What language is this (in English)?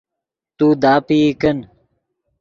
Yidgha